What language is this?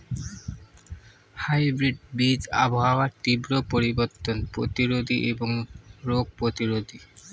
Bangla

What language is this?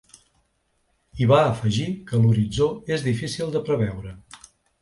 Catalan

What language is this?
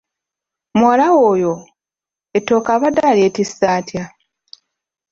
Ganda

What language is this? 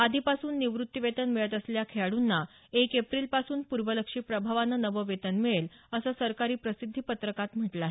Marathi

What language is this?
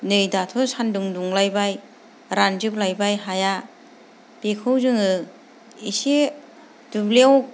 Bodo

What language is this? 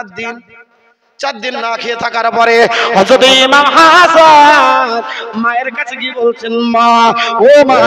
Bangla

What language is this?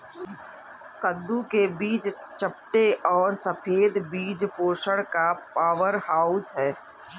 Hindi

